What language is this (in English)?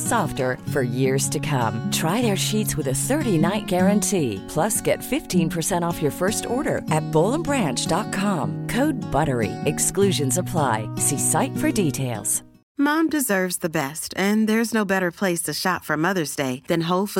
Urdu